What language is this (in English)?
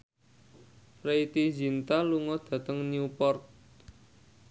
Javanese